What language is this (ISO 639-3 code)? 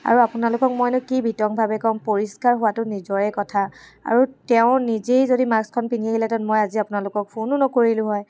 asm